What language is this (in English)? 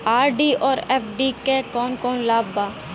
Bhojpuri